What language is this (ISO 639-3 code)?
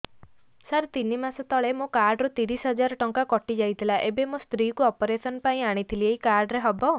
ori